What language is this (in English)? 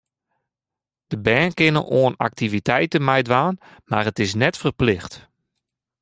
Western Frisian